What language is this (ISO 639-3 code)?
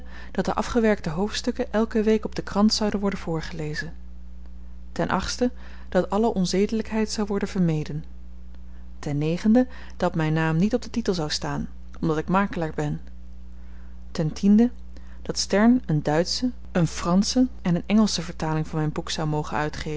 nld